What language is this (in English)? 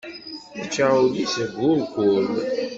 Kabyle